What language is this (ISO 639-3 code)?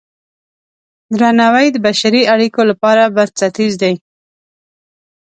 pus